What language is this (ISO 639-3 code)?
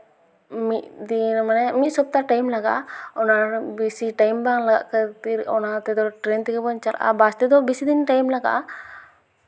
sat